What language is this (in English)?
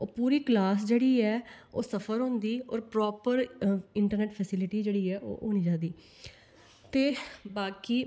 Dogri